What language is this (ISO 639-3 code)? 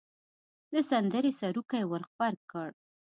pus